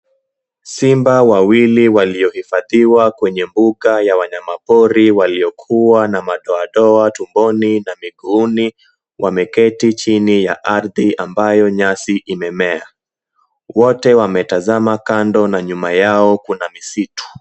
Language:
Swahili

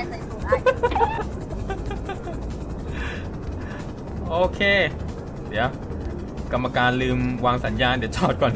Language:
Thai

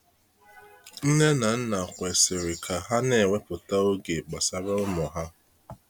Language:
Igbo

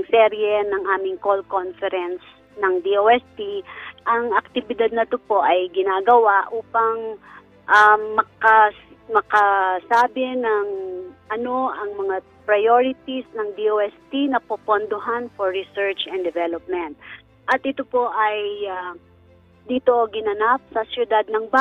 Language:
Filipino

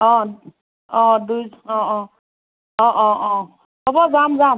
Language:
Assamese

